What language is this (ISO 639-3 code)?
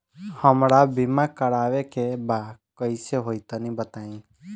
bho